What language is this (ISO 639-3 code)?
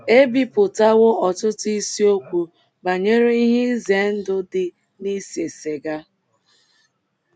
ibo